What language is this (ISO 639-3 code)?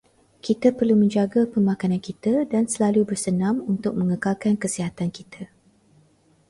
msa